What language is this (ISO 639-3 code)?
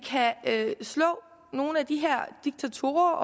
dan